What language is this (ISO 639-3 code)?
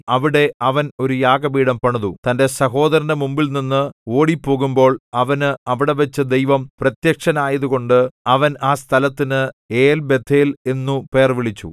mal